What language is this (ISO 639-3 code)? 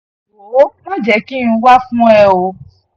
yor